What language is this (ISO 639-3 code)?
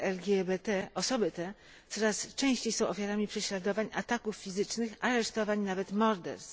pol